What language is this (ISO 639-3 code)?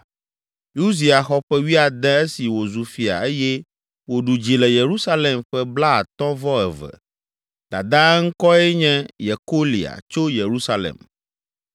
ewe